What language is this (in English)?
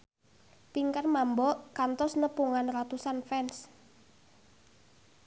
Sundanese